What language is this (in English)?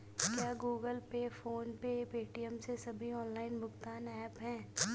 Hindi